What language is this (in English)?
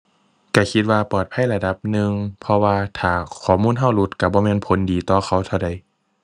Thai